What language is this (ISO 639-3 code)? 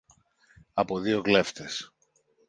ell